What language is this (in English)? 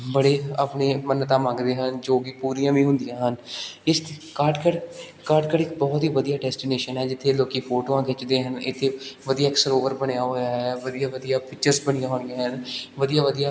Punjabi